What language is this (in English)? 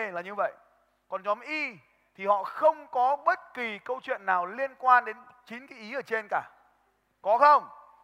Vietnamese